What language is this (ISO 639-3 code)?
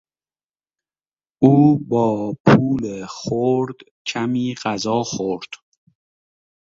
fas